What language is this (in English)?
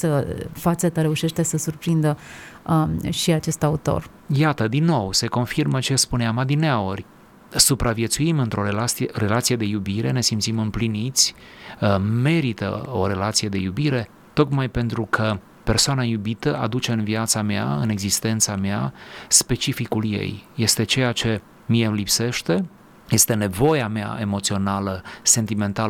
Romanian